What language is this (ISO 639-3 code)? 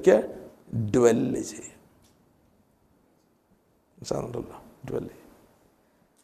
mal